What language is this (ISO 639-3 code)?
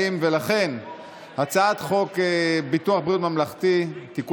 heb